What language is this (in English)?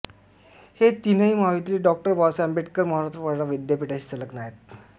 Marathi